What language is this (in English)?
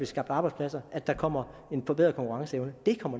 Danish